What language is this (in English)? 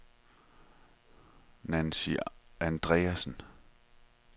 Danish